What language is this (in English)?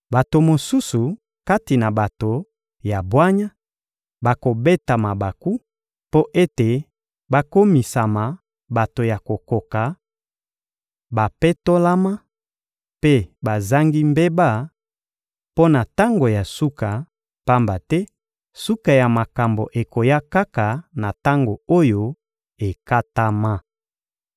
Lingala